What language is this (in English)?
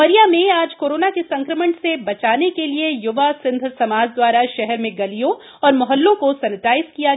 Hindi